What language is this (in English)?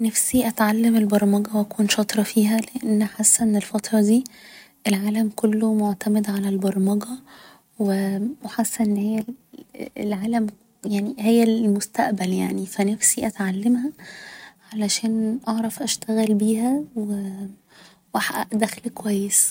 Egyptian Arabic